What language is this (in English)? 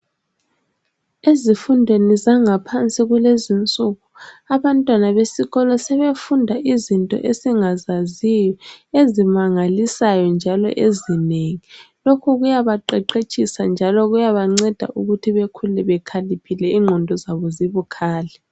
North Ndebele